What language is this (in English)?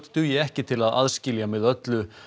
Icelandic